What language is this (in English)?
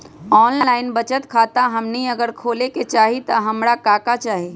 Magahi